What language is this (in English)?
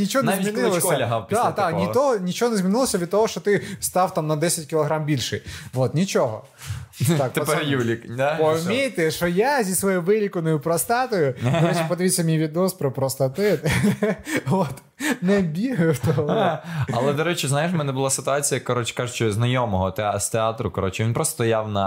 Ukrainian